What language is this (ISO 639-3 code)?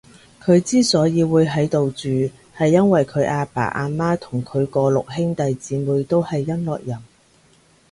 yue